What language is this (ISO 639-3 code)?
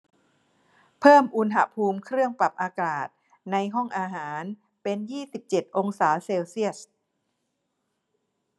tha